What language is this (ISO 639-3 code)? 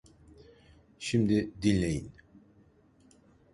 tur